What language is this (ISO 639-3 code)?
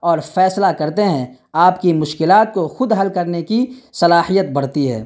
urd